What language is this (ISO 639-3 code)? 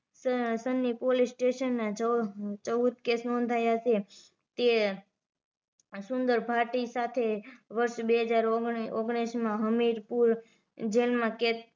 guj